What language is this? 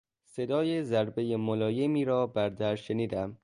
Persian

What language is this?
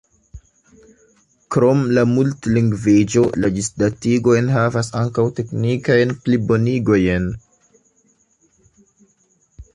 Esperanto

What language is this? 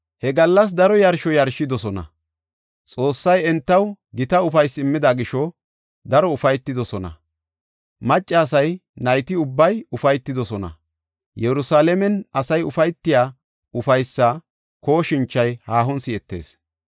Gofa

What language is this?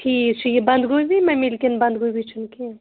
Kashmiri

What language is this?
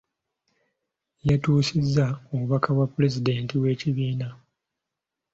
Ganda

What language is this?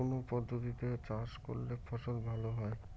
Bangla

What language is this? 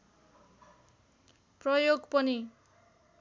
Nepali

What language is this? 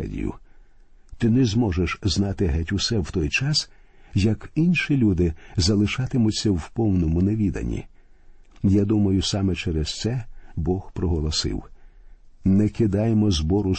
Ukrainian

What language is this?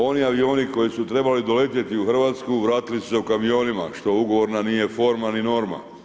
Croatian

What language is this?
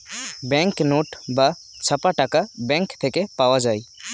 Bangla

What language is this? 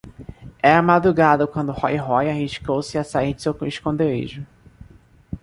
Portuguese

